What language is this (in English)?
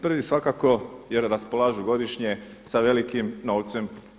Croatian